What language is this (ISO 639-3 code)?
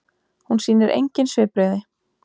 isl